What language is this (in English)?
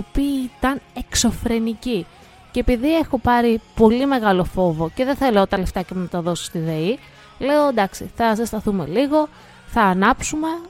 Greek